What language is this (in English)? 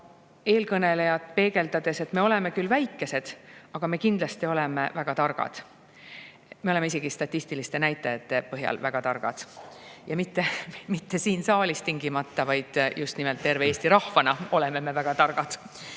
Estonian